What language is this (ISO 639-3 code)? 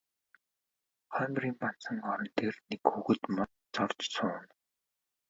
mon